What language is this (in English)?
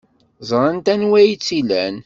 Kabyle